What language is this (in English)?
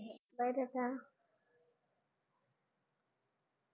Gujarati